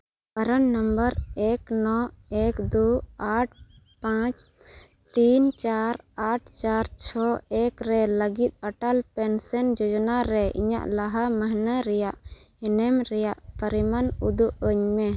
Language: Santali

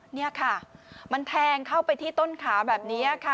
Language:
Thai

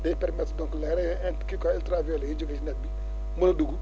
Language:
Wolof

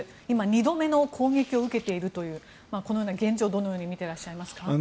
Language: Japanese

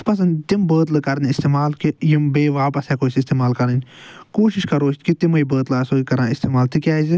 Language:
Kashmiri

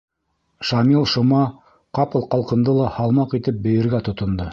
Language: Bashkir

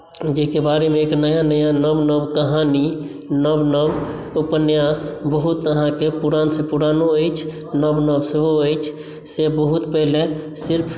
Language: Maithili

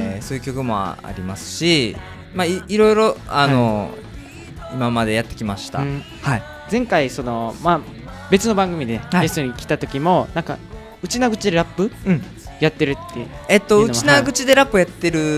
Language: Japanese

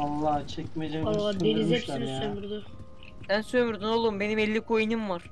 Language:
Turkish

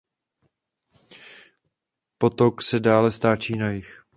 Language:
Czech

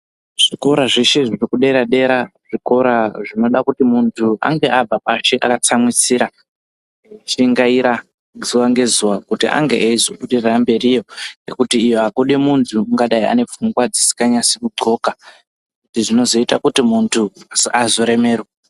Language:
Ndau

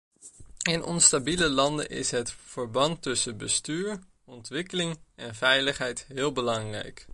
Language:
Dutch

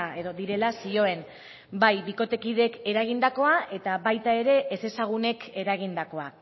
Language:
Basque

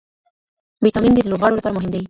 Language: Pashto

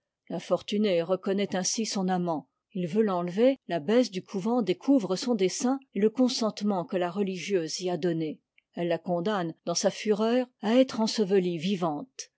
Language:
French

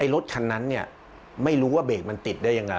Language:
Thai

